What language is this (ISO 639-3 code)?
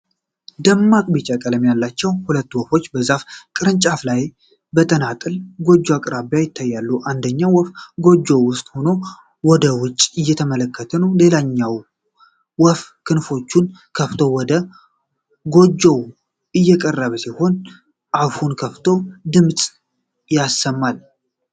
amh